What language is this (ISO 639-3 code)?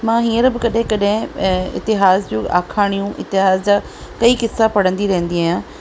snd